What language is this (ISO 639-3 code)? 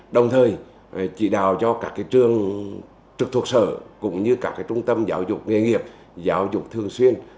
vie